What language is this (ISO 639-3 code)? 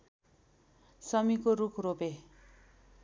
nep